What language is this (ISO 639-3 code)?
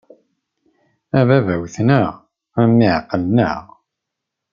kab